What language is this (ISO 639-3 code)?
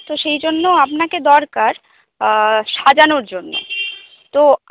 ben